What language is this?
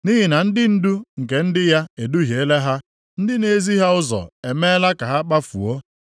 Igbo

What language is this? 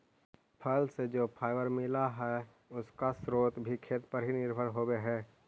Magahi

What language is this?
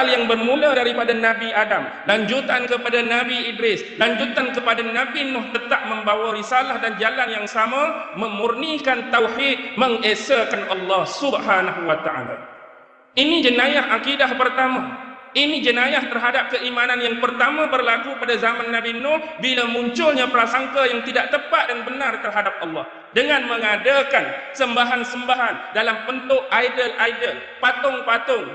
Malay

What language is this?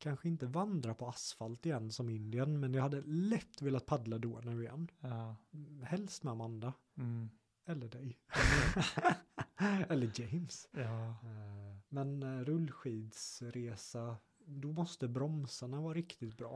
Swedish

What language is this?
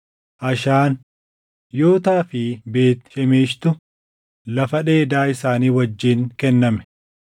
Oromo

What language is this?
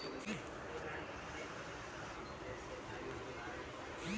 Marathi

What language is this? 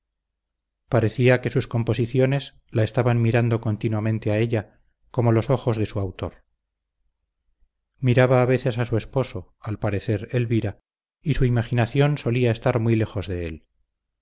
Spanish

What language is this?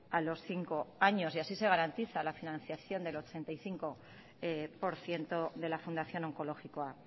Spanish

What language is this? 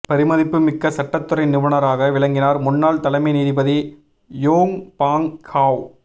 Tamil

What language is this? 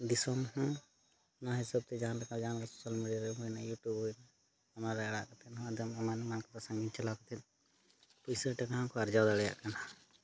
Santali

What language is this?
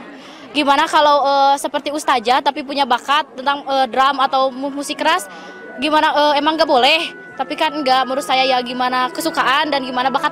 Indonesian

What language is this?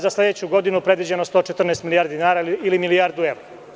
Serbian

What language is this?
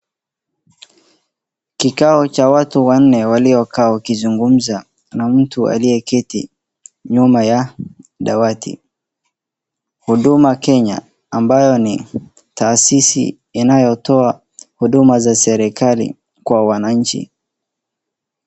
Swahili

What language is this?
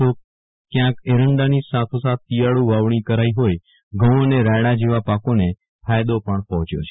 Gujarati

